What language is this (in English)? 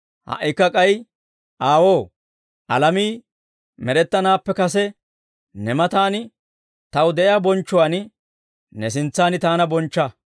Dawro